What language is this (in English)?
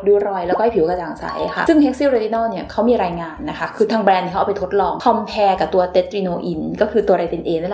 Thai